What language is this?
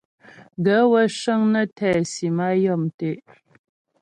Ghomala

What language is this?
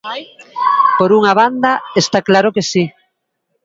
Galician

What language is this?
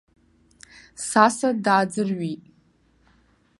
Abkhazian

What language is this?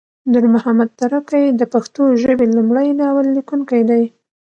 Pashto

